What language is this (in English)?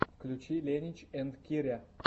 Russian